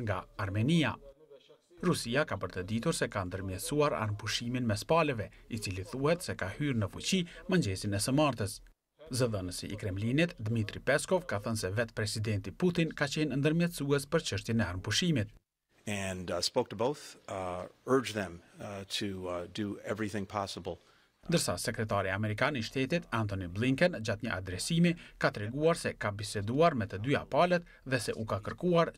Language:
Romanian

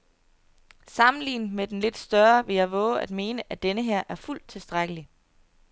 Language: Danish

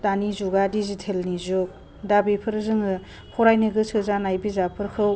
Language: Bodo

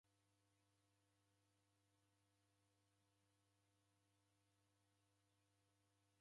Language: Taita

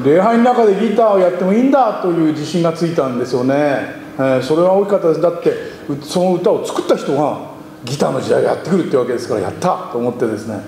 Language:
Japanese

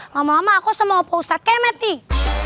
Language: Indonesian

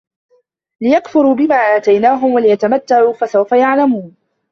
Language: Arabic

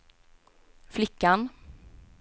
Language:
Swedish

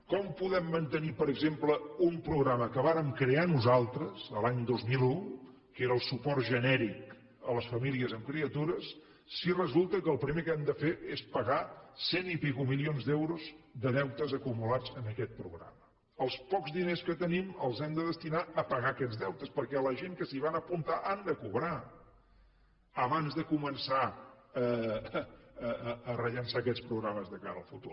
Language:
Catalan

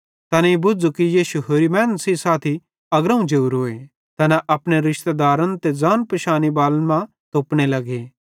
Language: Bhadrawahi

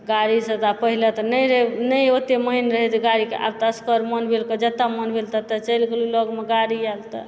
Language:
Maithili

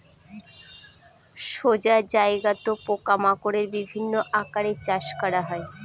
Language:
Bangla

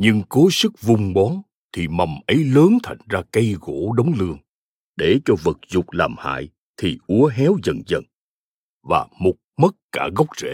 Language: Vietnamese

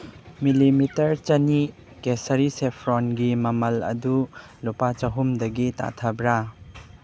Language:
Manipuri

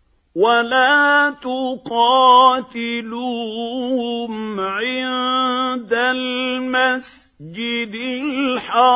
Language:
Arabic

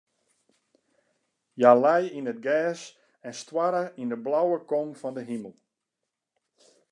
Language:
Western Frisian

